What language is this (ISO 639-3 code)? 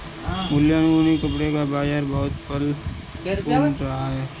hin